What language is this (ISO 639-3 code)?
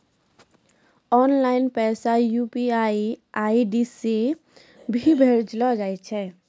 mai